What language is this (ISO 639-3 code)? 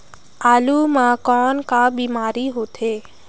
hne